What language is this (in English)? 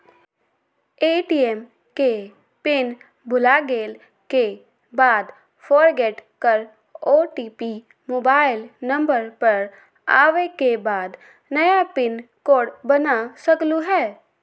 Magahi